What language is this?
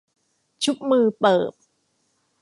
Thai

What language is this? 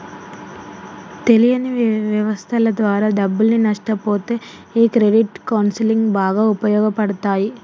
Telugu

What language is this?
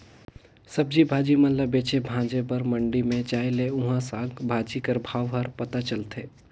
Chhattisgarhi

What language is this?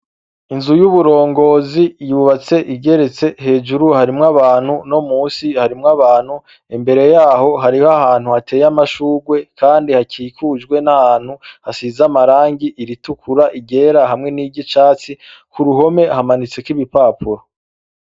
Rundi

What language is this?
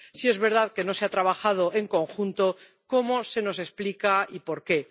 Spanish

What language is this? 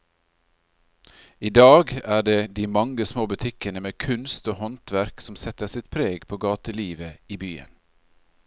Norwegian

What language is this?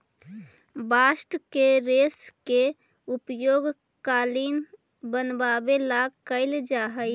Magahi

